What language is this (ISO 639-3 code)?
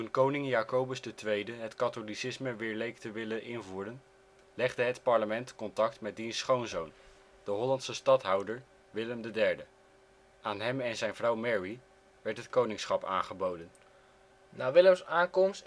nld